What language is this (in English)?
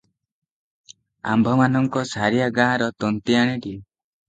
Odia